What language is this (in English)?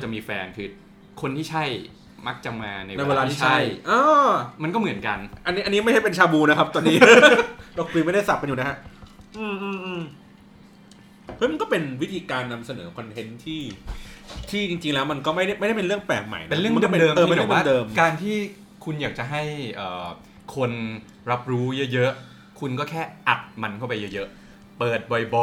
Thai